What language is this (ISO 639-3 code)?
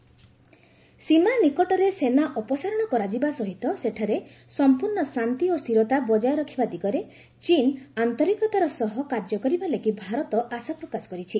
ori